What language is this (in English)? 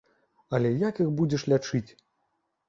Belarusian